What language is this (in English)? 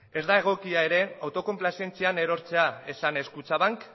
Basque